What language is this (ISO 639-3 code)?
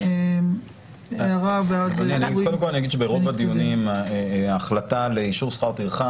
heb